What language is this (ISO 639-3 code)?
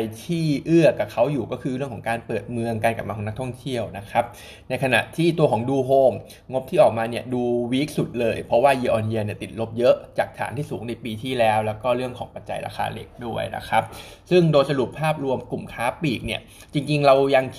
tha